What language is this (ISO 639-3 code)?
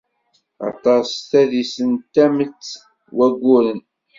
kab